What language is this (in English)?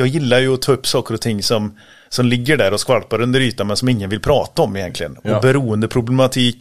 Swedish